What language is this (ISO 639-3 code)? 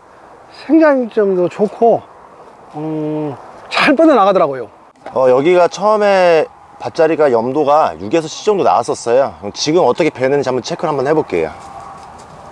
kor